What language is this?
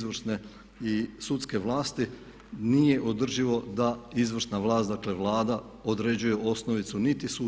Croatian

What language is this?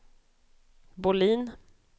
Swedish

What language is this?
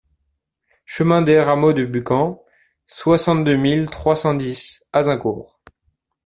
French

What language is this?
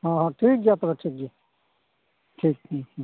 Santali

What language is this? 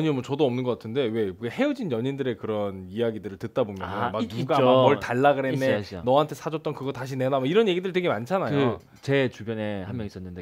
Korean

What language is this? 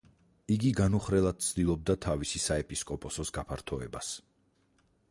Georgian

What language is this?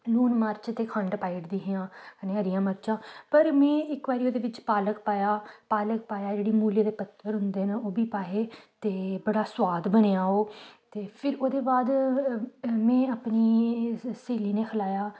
Dogri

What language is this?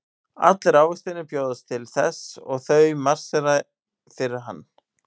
Icelandic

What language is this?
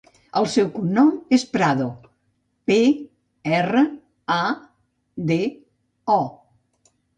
Catalan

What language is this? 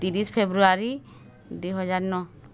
Odia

